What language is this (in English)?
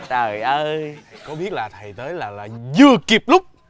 Vietnamese